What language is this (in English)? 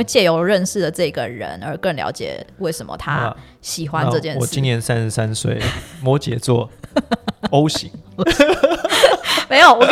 Chinese